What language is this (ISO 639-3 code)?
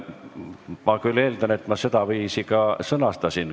est